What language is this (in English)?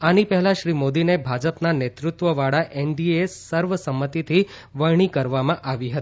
Gujarati